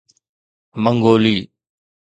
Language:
Sindhi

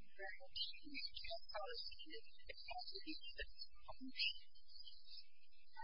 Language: English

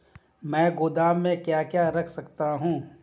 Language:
Hindi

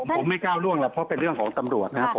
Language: Thai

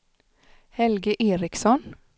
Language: Swedish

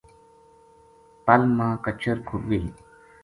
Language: Gujari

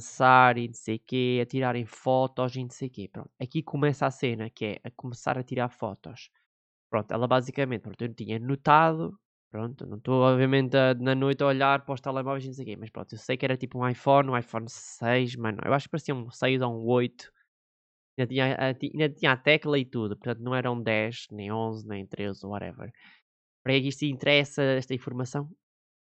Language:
Portuguese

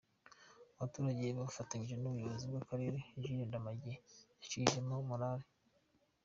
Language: Kinyarwanda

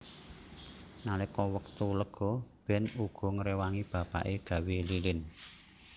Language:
Javanese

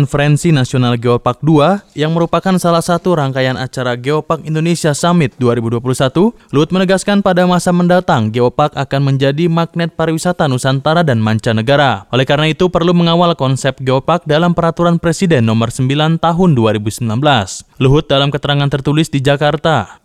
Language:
Indonesian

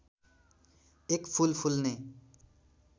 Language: Nepali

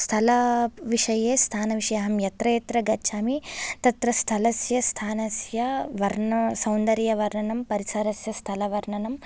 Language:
Sanskrit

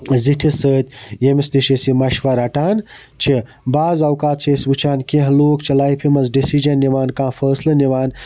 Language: Kashmiri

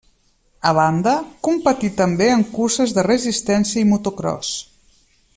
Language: Catalan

